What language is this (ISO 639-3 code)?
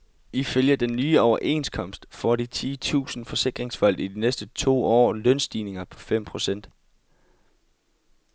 dan